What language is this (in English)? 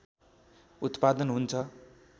Nepali